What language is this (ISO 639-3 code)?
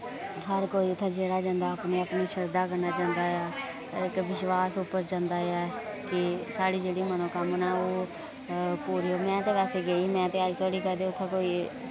doi